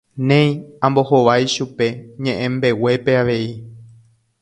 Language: Guarani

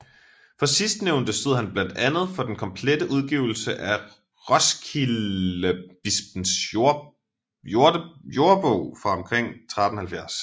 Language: Danish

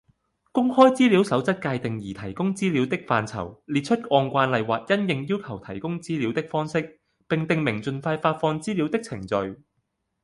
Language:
Cantonese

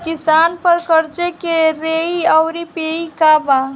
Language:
Bhojpuri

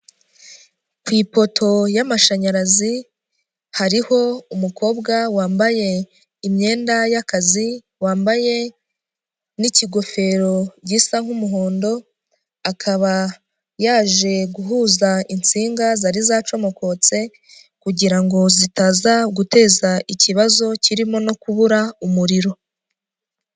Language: Kinyarwanda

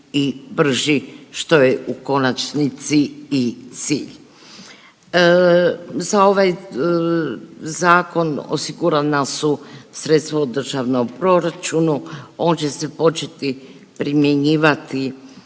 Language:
Croatian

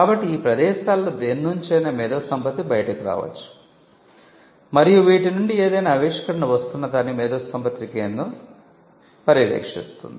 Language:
Telugu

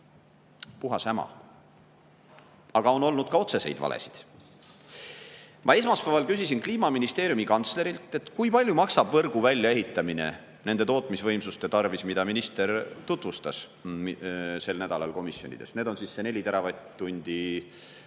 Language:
Estonian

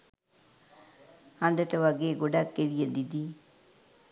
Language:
Sinhala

